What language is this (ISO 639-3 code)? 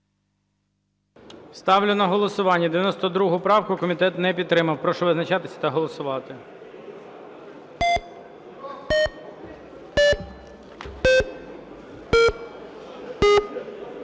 ukr